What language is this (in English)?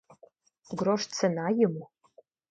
Russian